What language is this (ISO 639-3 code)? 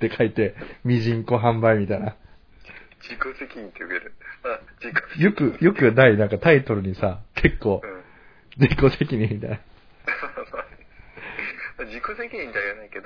jpn